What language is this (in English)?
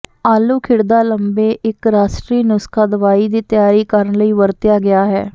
Punjabi